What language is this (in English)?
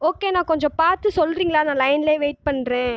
Tamil